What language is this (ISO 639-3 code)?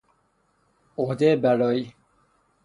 fas